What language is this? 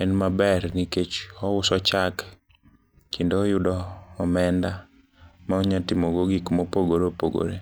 Luo (Kenya and Tanzania)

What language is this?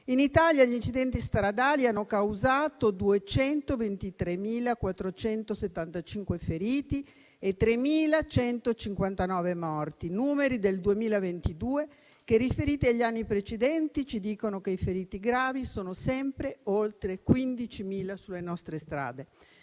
Italian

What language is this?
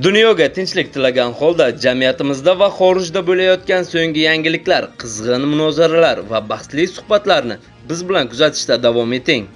Turkish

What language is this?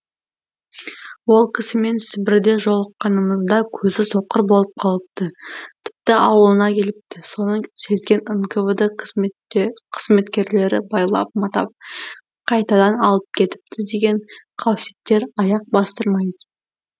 Kazakh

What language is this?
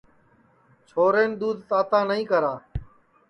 Sansi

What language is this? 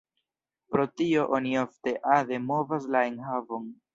Esperanto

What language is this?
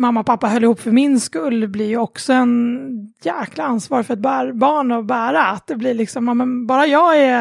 Swedish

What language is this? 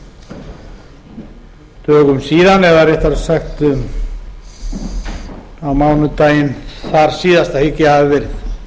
Icelandic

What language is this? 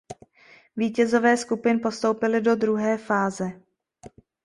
Czech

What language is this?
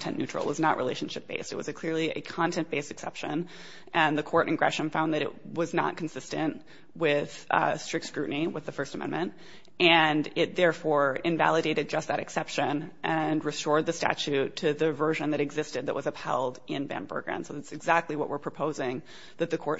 English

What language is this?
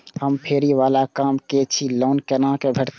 Maithili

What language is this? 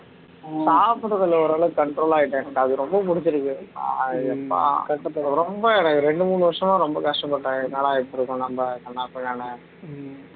Tamil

